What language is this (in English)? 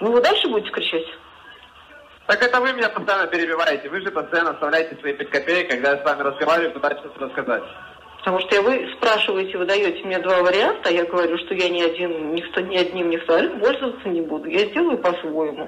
Russian